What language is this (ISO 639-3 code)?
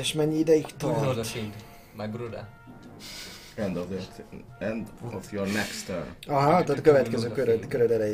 hun